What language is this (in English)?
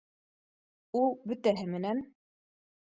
Bashkir